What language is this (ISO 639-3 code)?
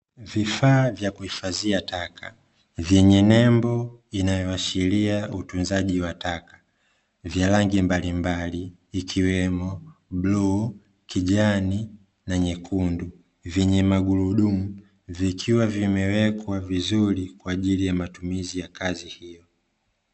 swa